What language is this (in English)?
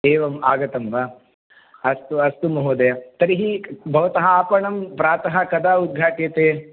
Sanskrit